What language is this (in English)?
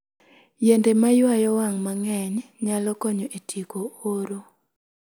Luo (Kenya and Tanzania)